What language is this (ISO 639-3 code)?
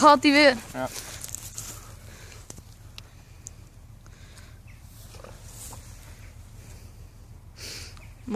nld